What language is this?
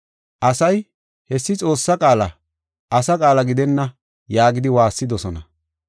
Gofa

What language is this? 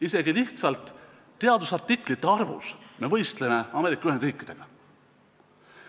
Estonian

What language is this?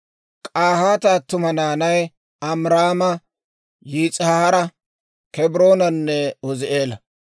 Dawro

